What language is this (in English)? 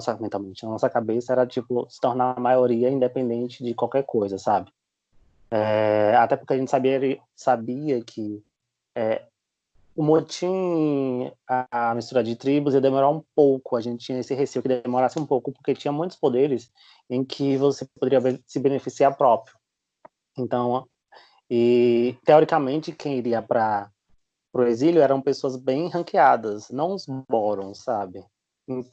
Portuguese